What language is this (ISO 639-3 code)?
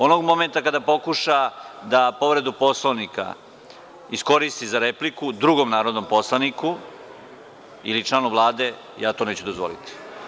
srp